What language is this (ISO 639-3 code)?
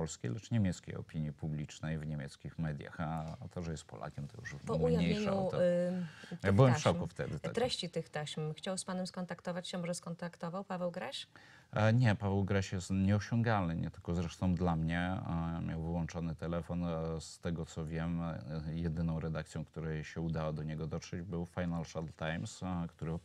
pol